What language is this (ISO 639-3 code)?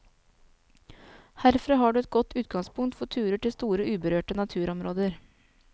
nor